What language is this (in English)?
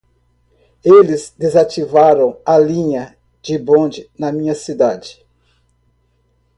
Portuguese